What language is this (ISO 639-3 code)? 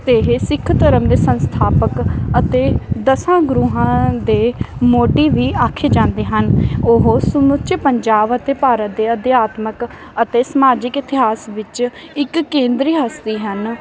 pan